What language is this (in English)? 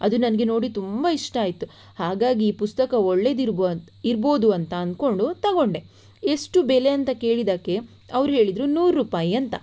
Kannada